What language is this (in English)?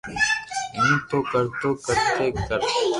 Loarki